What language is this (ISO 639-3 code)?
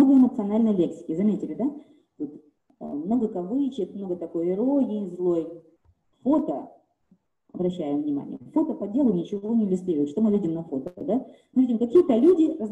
rus